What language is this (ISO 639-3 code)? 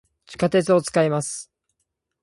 jpn